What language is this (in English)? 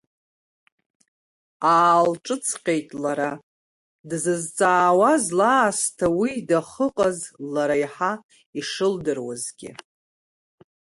Abkhazian